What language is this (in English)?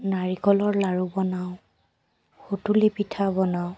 Assamese